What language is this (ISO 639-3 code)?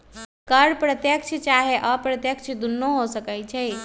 mag